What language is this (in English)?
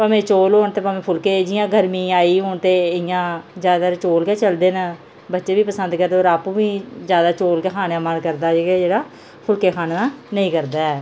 Dogri